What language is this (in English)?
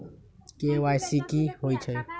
Magahi